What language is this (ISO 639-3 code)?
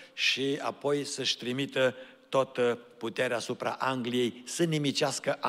ron